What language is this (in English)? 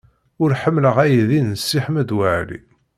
Kabyle